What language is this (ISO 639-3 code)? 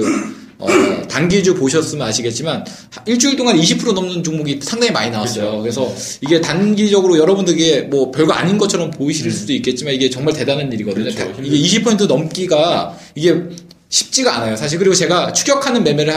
kor